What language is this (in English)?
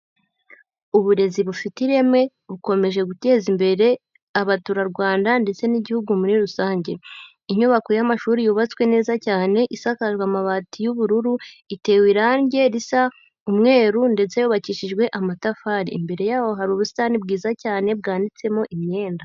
Kinyarwanda